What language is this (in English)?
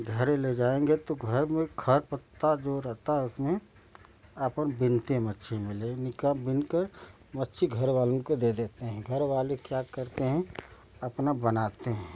Hindi